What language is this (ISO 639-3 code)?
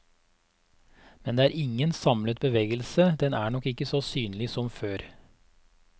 nor